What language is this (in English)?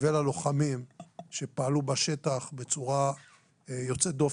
Hebrew